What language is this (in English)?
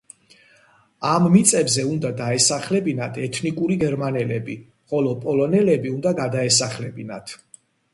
Georgian